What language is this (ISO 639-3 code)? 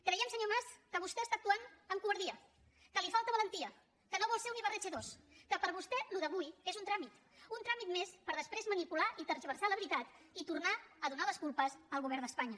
cat